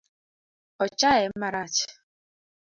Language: Luo (Kenya and Tanzania)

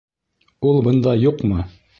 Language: Bashkir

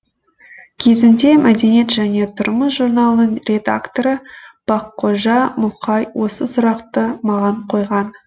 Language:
Kazakh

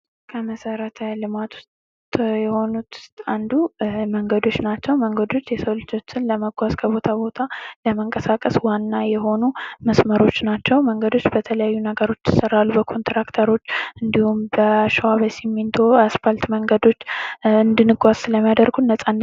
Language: Amharic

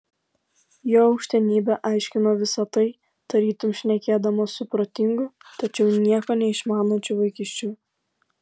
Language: Lithuanian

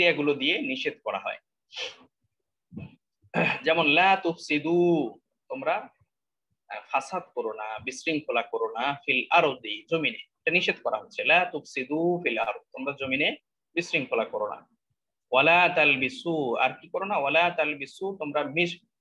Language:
Indonesian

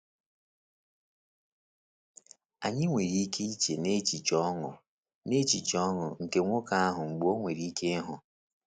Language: Igbo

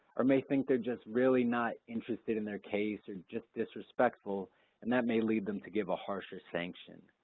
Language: English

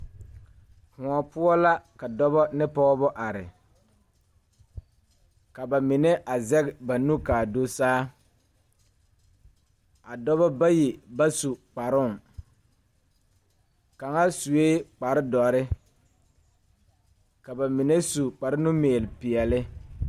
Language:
Southern Dagaare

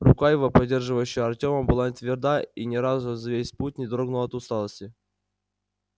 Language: Russian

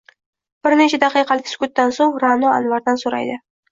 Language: Uzbek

